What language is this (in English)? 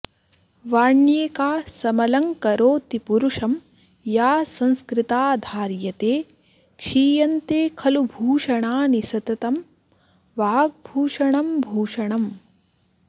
Sanskrit